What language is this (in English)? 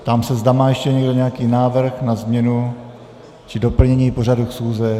Czech